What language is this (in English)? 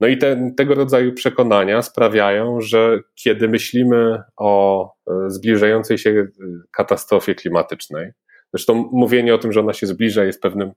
Polish